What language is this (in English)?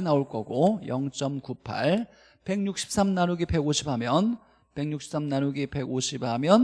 Korean